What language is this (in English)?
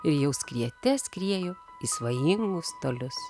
Lithuanian